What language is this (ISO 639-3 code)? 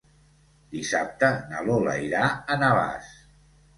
cat